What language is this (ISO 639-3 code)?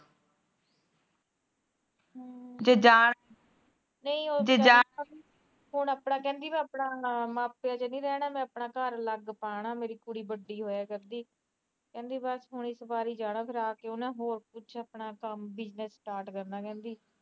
pan